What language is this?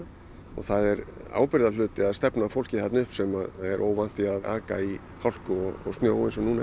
Icelandic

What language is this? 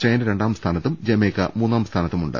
Malayalam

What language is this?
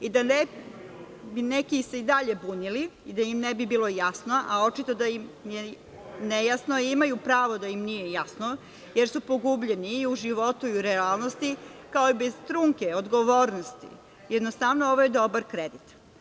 Serbian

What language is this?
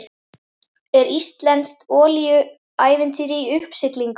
Icelandic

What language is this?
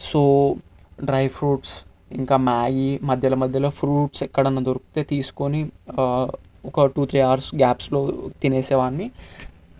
Telugu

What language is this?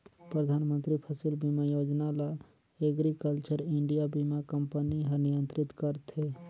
Chhattisgarhi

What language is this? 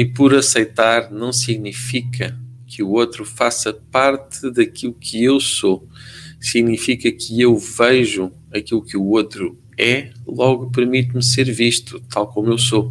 Portuguese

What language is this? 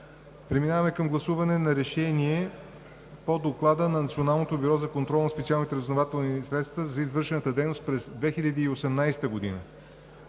Bulgarian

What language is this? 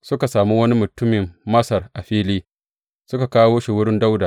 Hausa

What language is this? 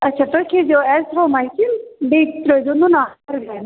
Kashmiri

